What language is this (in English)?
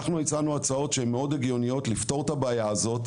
Hebrew